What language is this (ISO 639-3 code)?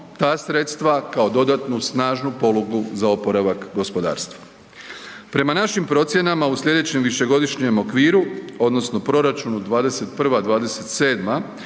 hrv